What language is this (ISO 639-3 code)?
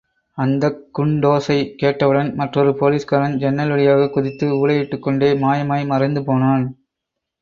tam